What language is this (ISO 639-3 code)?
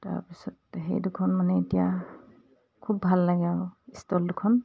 asm